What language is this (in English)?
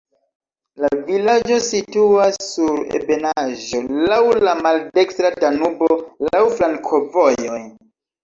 Esperanto